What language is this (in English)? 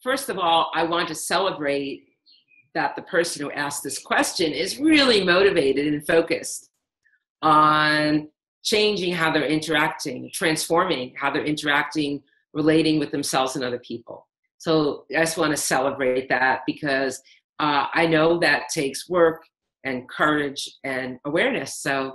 English